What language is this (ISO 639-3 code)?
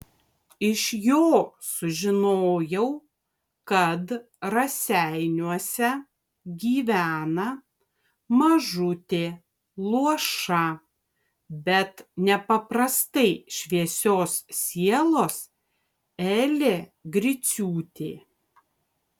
lit